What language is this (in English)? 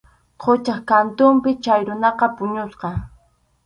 Arequipa-La Unión Quechua